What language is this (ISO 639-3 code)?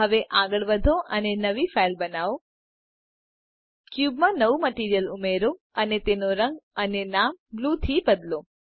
guj